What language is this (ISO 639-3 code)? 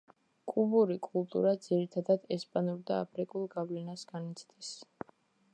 kat